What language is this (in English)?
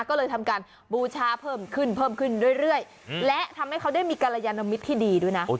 Thai